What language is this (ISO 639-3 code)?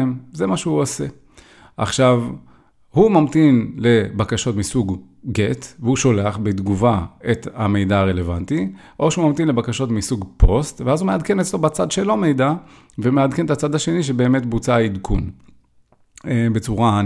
heb